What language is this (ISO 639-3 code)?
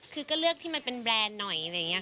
tha